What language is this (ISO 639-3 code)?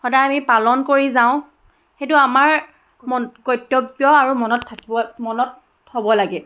asm